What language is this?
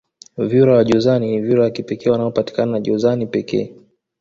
Swahili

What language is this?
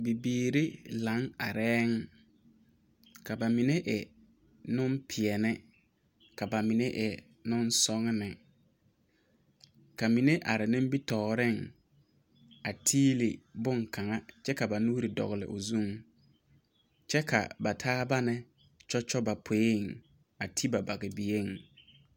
Southern Dagaare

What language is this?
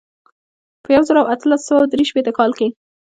Pashto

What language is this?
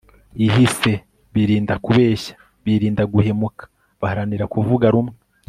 Kinyarwanda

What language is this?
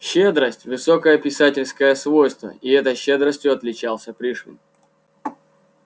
Russian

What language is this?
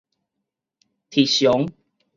Min Nan Chinese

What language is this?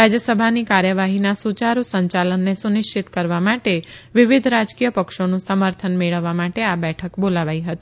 Gujarati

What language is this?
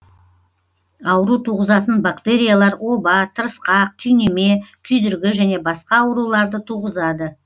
Kazakh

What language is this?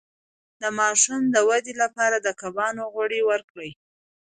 Pashto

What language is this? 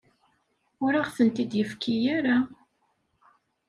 Kabyle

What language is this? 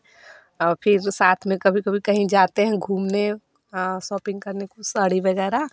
Hindi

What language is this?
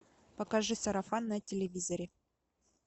Russian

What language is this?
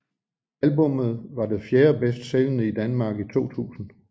Danish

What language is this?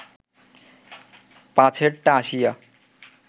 Bangla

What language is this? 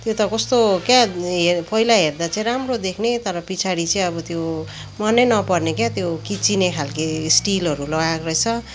Nepali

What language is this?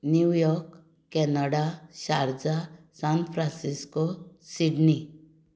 Konkani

